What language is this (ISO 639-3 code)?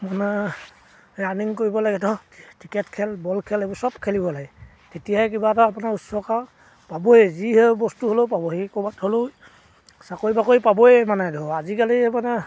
asm